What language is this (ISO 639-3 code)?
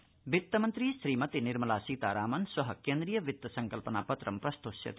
san